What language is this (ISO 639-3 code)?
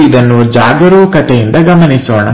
kan